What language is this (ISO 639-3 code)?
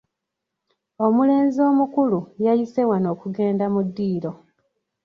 lug